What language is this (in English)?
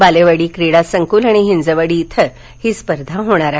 Marathi